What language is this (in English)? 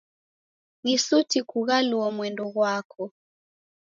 Taita